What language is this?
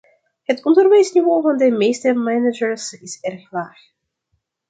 Dutch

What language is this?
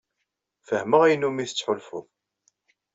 Kabyle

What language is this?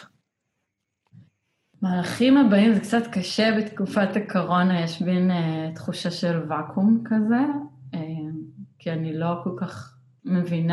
Hebrew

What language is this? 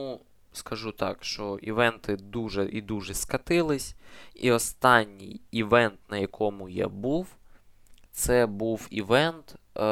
Ukrainian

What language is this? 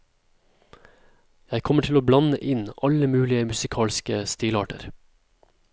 Norwegian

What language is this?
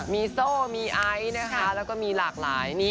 Thai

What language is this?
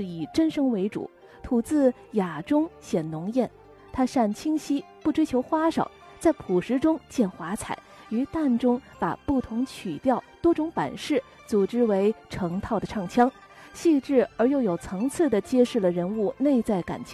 Chinese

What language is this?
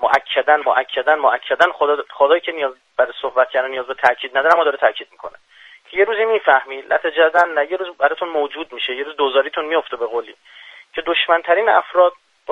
Persian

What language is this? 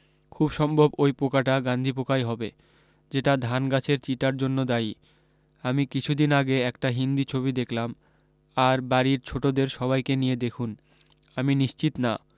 Bangla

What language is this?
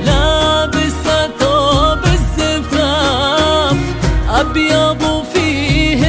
Arabic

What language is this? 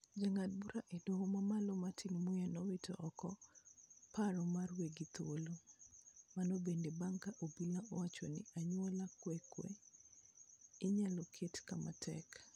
Luo (Kenya and Tanzania)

